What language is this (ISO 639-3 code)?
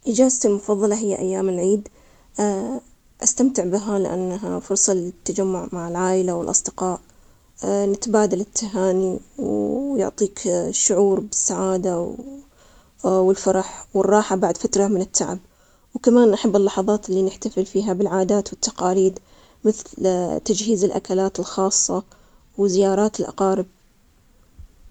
acx